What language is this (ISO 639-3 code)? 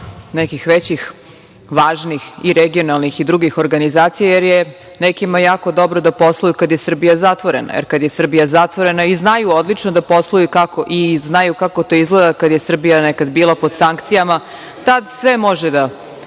srp